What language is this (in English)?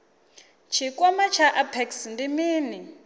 Venda